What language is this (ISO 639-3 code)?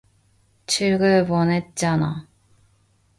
kor